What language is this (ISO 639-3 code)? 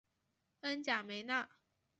zho